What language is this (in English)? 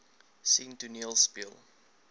Afrikaans